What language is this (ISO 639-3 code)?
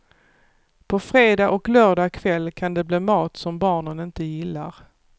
swe